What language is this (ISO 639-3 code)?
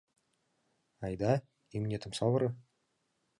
chm